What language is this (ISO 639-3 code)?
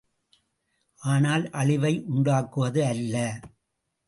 tam